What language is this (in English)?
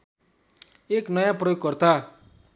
Nepali